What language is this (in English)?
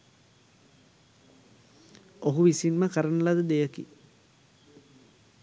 Sinhala